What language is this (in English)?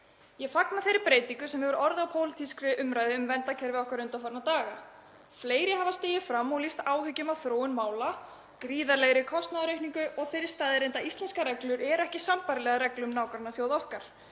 Icelandic